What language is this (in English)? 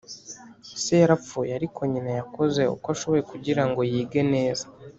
Kinyarwanda